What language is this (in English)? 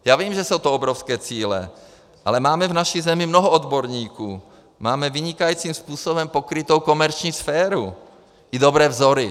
Czech